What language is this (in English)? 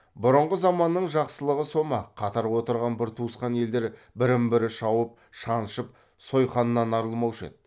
Kazakh